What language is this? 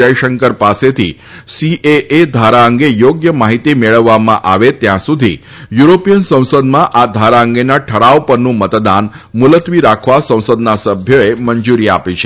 Gujarati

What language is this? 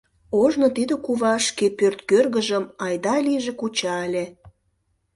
Mari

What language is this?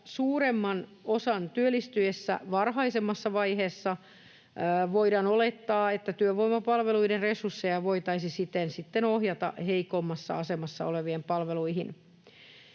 Finnish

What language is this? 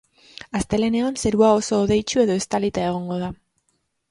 Basque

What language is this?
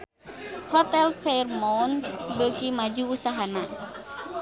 Sundanese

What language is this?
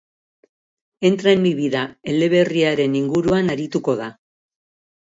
Basque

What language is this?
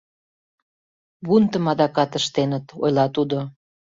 Mari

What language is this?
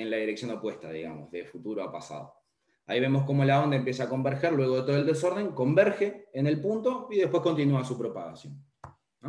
Spanish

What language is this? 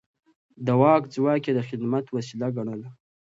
Pashto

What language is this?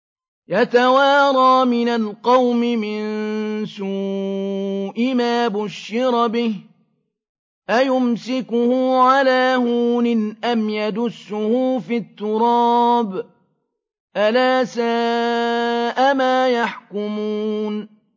Arabic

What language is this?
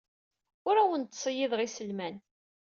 Kabyle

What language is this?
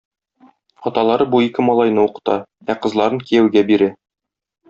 Tatar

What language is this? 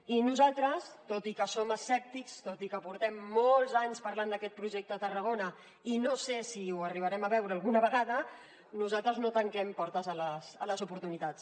Catalan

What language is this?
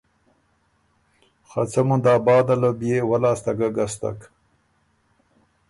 Ormuri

